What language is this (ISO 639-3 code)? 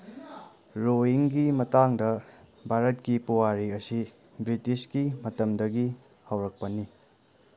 mni